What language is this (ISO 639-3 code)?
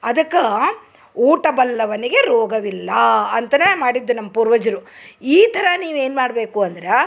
kan